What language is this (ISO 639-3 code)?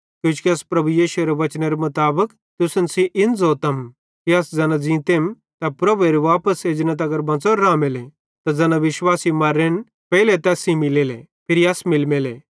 bhd